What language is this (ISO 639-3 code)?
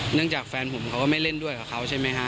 tha